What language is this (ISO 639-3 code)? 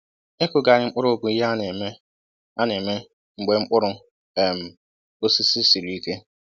ibo